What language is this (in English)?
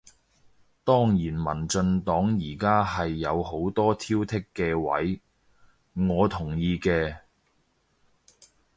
Cantonese